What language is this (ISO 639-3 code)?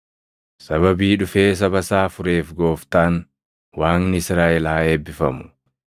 orm